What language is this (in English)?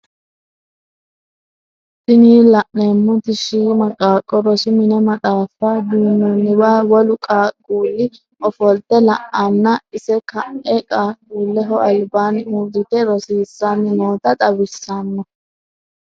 Sidamo